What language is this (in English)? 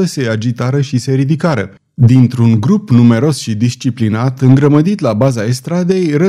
Romanian